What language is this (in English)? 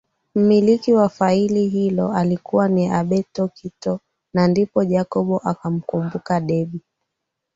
Swahili